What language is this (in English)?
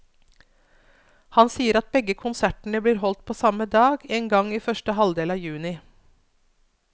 Norwegian